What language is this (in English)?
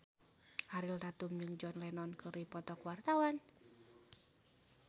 Sundanese